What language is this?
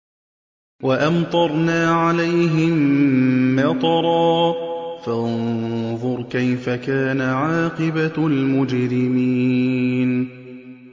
Arabic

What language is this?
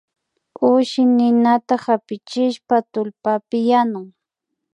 Imbabura Highland Quichua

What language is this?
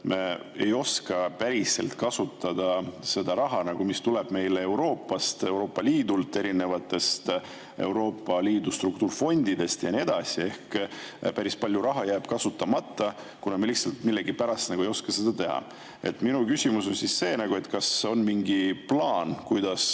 Estonian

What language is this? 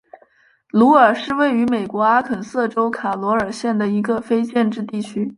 Chinese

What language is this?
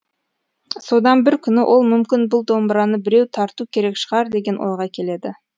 Kazakh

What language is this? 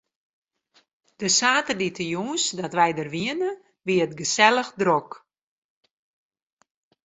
Western Frisian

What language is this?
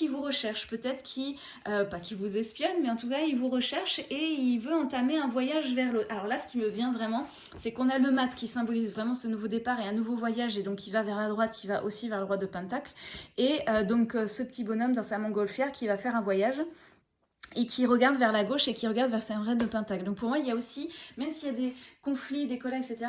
French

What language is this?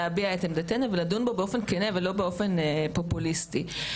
Hebrew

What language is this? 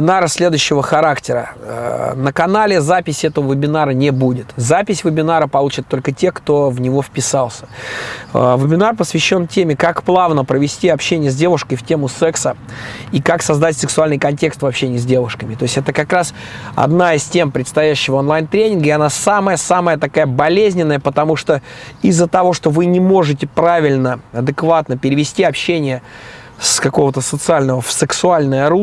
Russian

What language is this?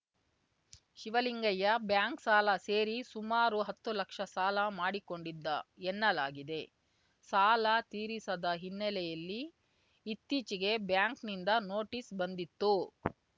Kannada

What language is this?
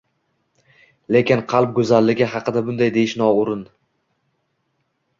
Uzbek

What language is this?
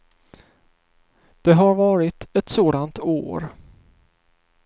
Swedish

